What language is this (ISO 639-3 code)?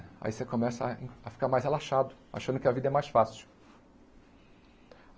por